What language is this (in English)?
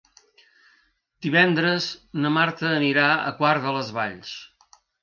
Catalan